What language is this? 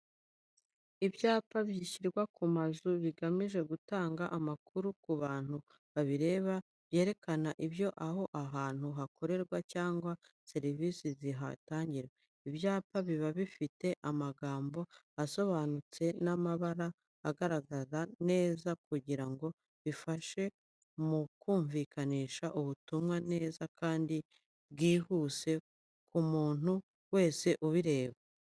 Kinyarwanda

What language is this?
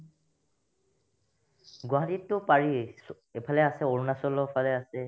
Assamese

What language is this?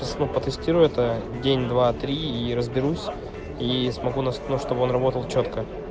Russian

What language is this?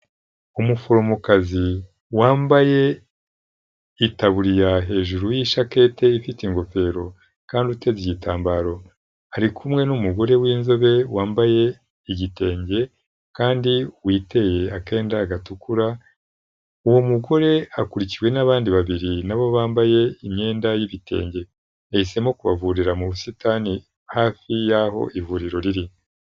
Kinyarwanda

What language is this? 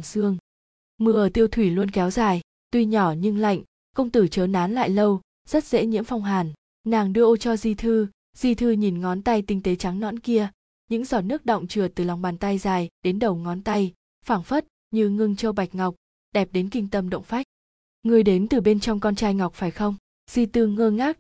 Vietnamese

